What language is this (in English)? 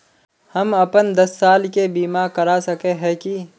Magahi